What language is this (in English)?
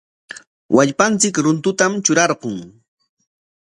Corongo Ancash Quechua